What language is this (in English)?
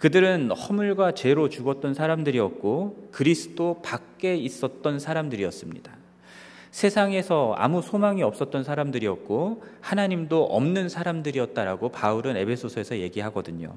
Korean